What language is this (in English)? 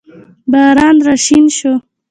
Pashto